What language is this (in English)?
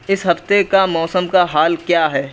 Urdu